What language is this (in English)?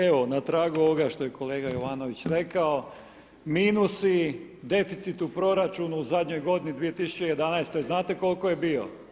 Croatian